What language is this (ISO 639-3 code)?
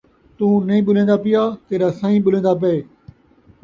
skr